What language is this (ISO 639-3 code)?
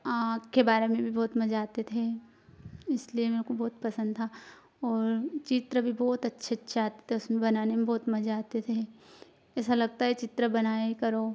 hin